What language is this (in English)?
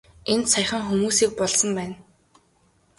Mongolian